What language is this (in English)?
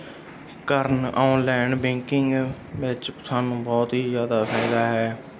Punjabi